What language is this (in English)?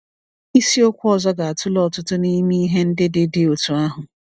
Igbo